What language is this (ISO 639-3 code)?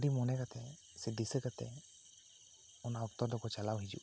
sat